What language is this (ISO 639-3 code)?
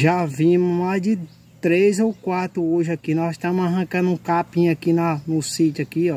por